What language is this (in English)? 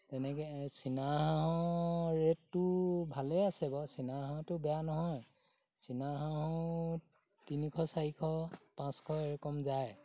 Assamese